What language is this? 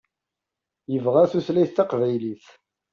Kabyle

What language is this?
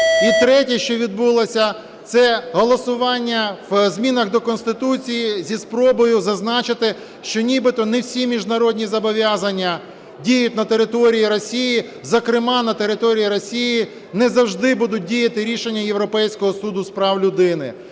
Ukrainian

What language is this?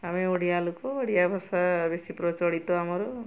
Odia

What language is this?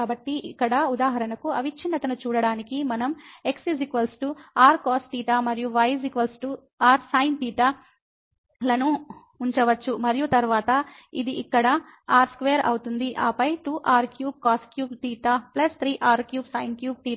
Telugu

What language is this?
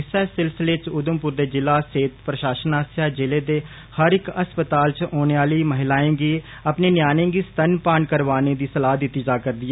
Dogri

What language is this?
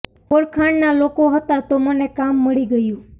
Gujarati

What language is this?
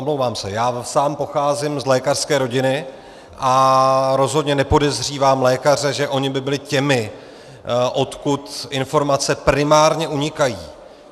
Czech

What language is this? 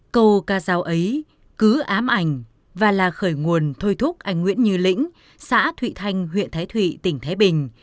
Vietnamese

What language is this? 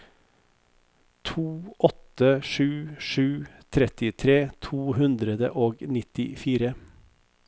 Norwegian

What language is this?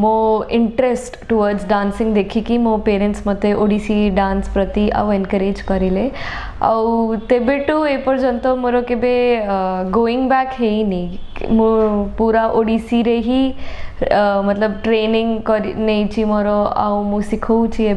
Hindi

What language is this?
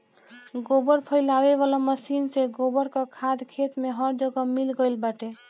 Bhojpuri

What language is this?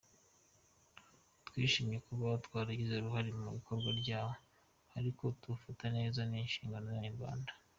Kinyarwanda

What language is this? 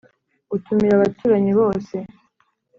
Kinyarwanda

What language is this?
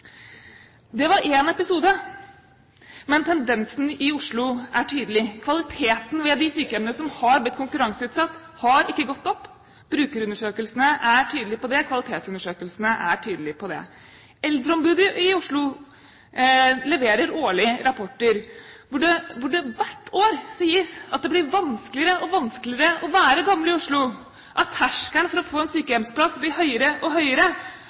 Norwegian Bokmål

